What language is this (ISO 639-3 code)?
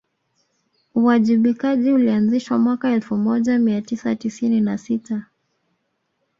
swa